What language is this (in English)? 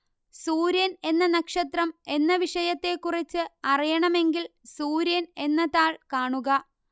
Malayalam